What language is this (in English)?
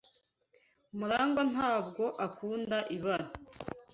Kinyarwanda